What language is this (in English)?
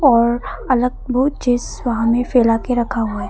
Hindi